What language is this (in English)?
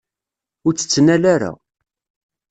Kabyle